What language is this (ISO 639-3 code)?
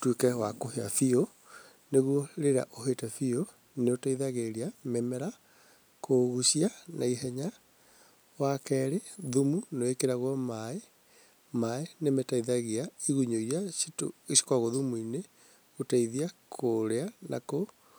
kik